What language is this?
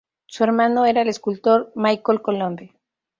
Spanish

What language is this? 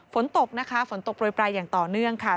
Thai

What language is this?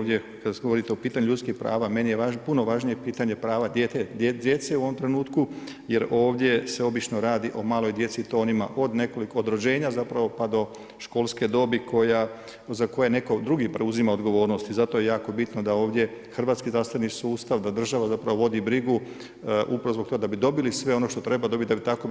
Croatian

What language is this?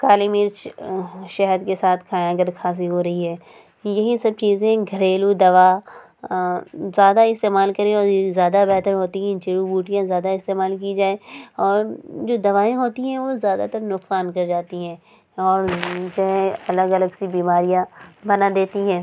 Urdu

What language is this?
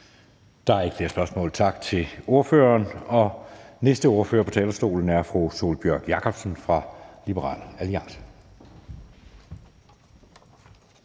Danish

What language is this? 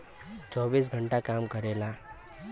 Bhojpuri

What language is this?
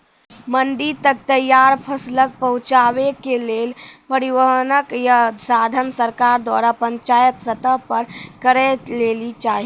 Maithili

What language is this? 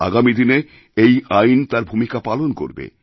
Bangla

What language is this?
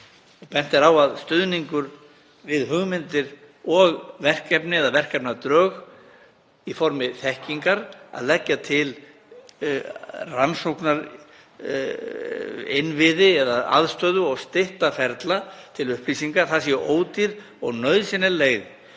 Icelandic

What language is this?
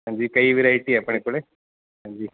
Punjabi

